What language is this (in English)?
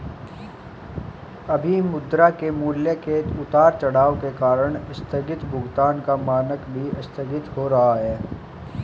Hindi